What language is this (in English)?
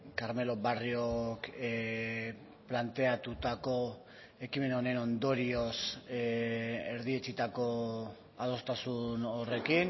Basque